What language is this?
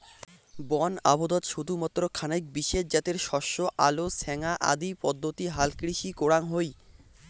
Bangla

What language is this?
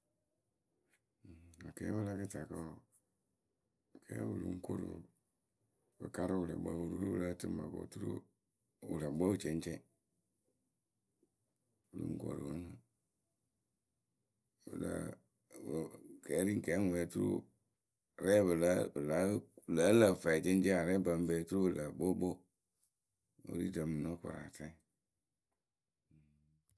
Akebu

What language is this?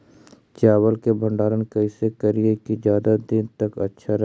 Magahi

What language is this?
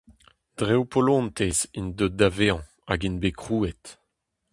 Breton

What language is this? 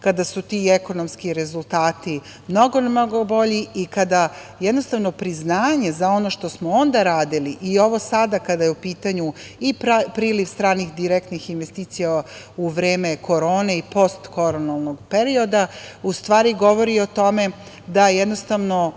Serbian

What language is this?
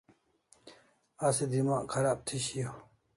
Kalasha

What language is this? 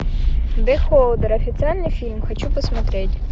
Russian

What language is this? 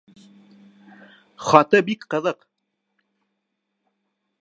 Bashkir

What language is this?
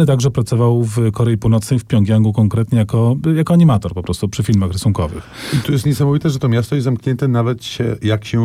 Polish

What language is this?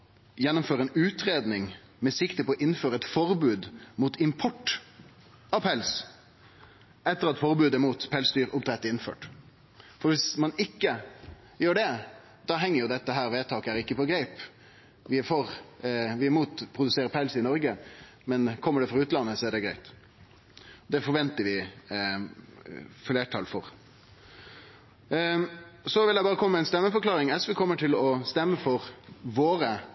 Norwegian Nynorsk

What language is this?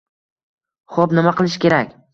Uzbek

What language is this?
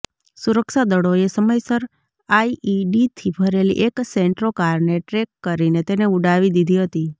Gujarati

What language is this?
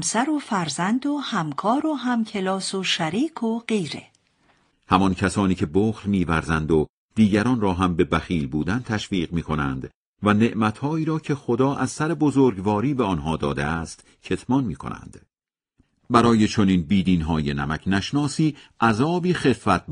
Persian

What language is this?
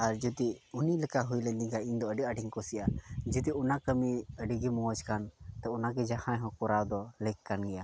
Santali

